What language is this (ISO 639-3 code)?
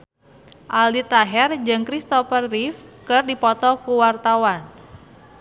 sun